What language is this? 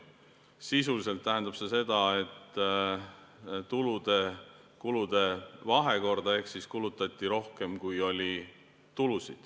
Estonian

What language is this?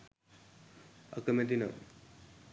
Sinhala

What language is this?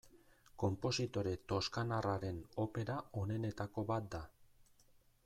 Basque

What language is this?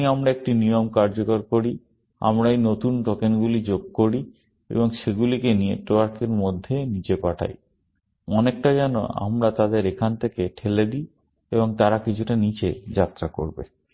Bangla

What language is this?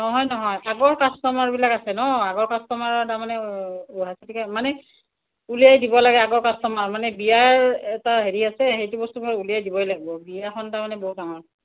Assamese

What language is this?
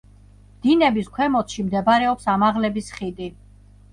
Georgian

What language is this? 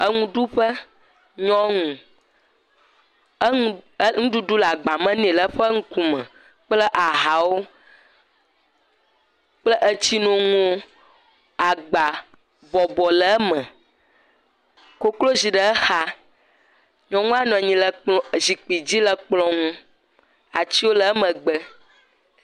Ewe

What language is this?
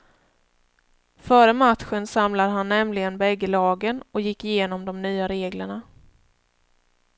Swedish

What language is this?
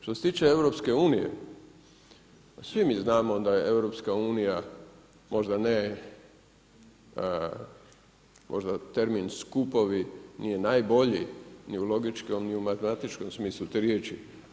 Croatian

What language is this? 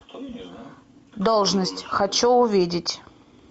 Russian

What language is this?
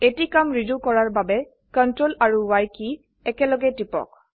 Assamese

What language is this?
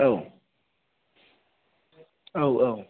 Bodo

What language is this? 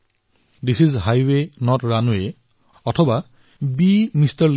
Assamese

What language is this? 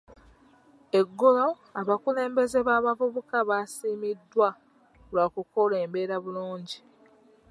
Ganda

